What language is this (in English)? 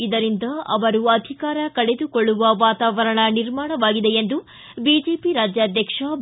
Kannada